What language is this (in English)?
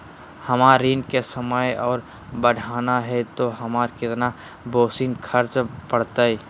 Magahi